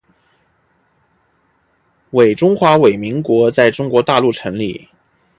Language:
Chinese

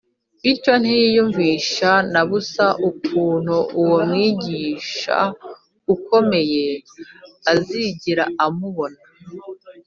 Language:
Kinyarwanda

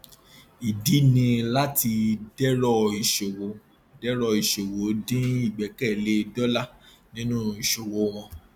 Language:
Yoruba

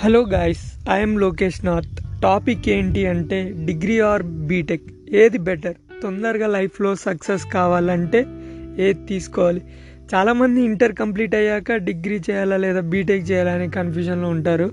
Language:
Telugu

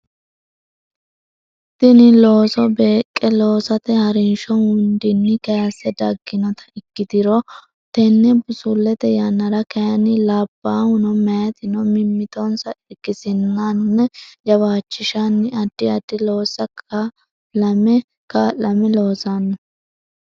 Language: Sidamo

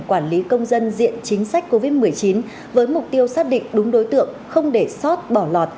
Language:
Vietnamese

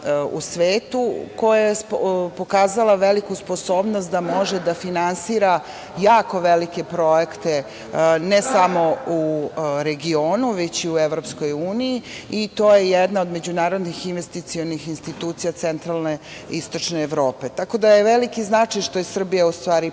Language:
Serbian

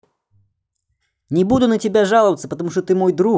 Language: Russian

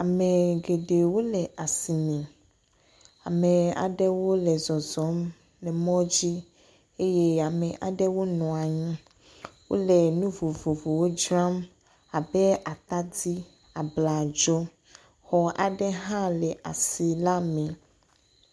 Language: Ewe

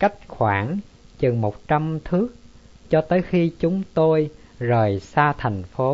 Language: Vietnamese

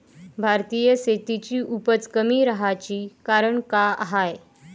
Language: Marathi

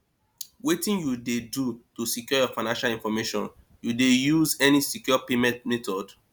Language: Nigerian Pidgin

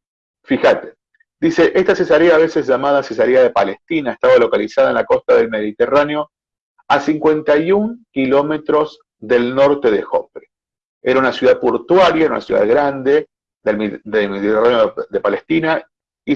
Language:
Spanish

